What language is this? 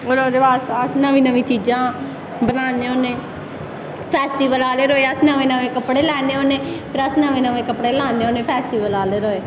Dogri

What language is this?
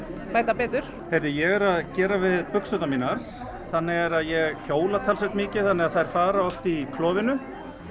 Icelandic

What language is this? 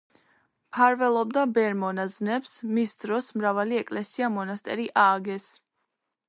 Georgian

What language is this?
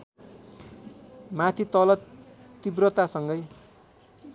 Nepali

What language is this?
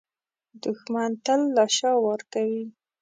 Pashto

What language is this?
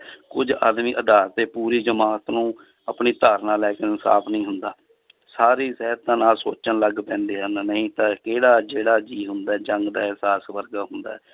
Punjabi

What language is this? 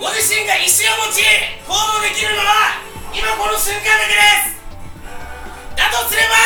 Japanese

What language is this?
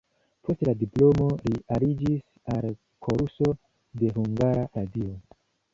Esperanto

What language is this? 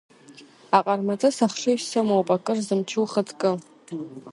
Abkhazian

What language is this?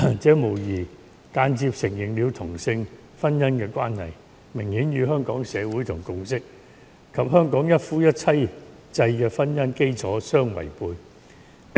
Cantonese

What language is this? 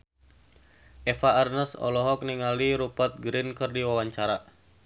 Sundanese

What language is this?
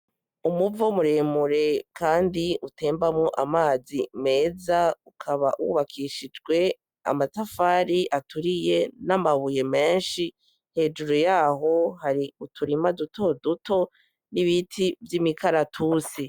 Rundi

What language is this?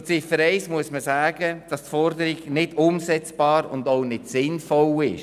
Swiss German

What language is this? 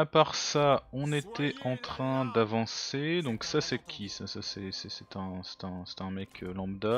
French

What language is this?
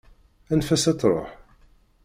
Kabyle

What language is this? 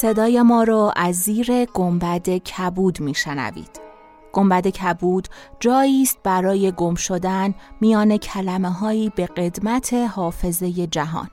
Persian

